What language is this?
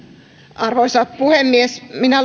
Finnish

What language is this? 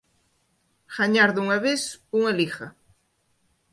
Galician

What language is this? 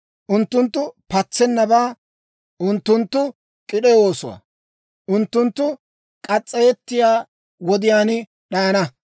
Dawro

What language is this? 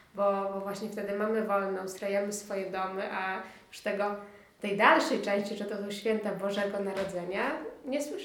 Polish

